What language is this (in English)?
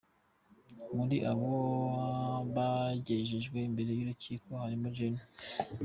Kinyarwanda